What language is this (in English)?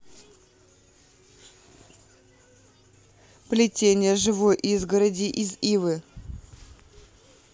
Russian